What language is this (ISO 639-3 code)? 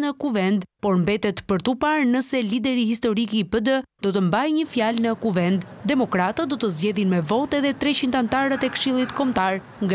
ron